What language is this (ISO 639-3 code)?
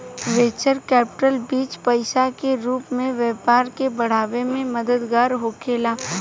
bho